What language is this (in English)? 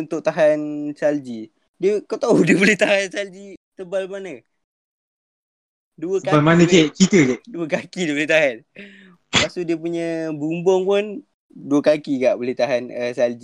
Malay